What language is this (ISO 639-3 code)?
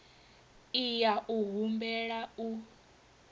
ven